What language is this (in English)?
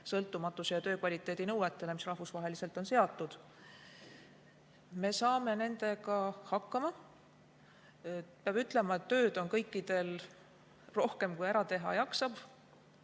Estonian